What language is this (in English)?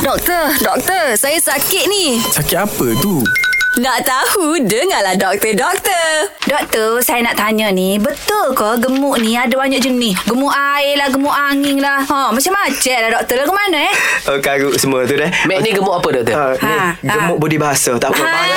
Malay